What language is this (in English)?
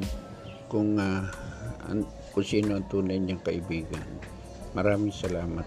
Filipino